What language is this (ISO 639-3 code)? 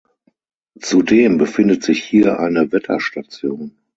deu